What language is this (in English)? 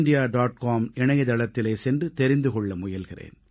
Tamil